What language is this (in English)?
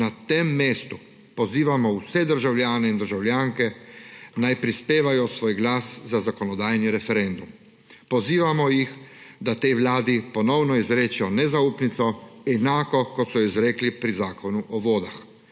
Slovenian